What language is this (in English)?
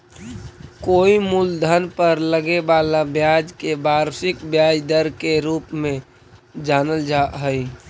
Magahi